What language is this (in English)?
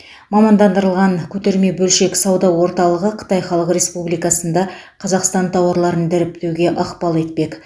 Kazakh